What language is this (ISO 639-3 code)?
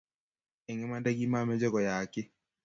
kln